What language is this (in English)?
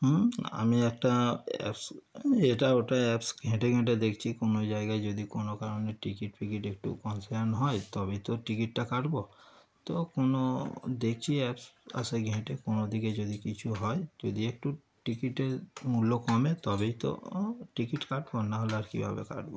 Bangla